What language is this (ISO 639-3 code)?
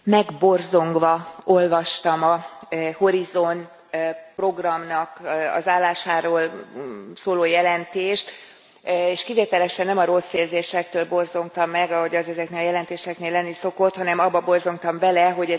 hun